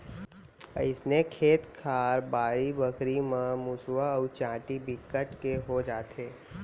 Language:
Chhattisgarhi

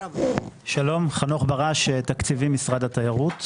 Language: Hebrew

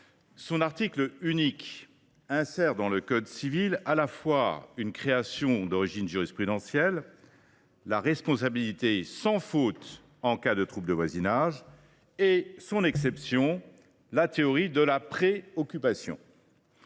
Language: French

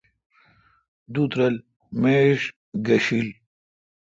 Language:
Kalkoti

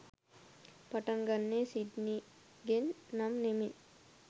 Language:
Sinhala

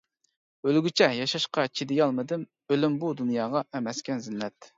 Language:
Uyghur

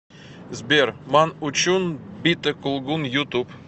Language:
Russian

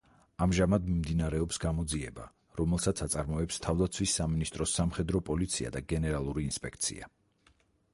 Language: Georgian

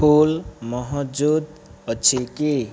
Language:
Odia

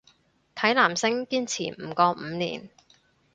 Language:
Cantonese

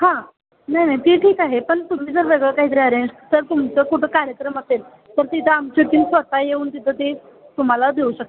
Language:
Marathi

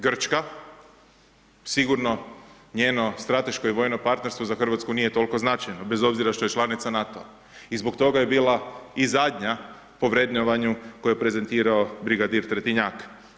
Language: Croatian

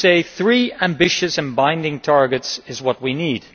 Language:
English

